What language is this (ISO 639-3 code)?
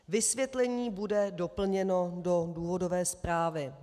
ces